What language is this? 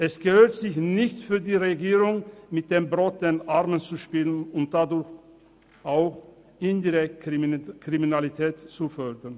Swiss German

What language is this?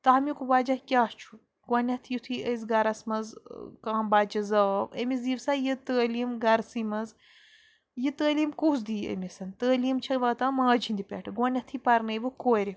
Kashmiri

